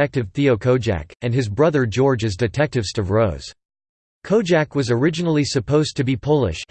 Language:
English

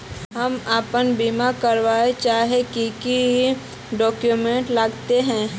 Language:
Magahi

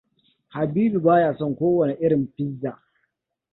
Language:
Hausa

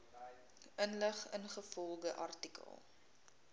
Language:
Afrikaans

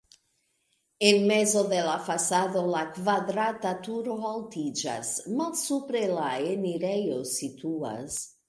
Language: Esperanto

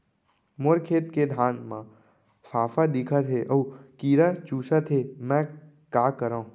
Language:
Chhattisgarhi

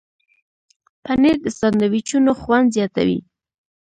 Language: Pashto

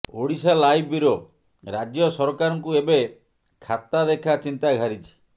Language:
Odia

